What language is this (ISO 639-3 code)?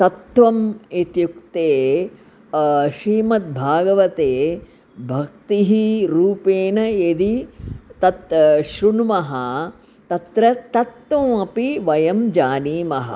san